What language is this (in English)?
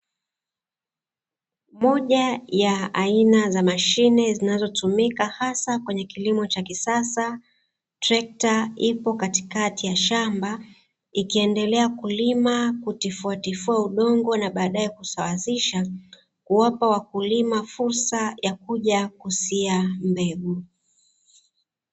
Swahili